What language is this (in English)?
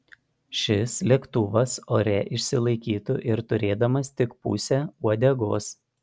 Lithuanian